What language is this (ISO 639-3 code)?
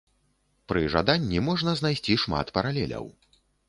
bel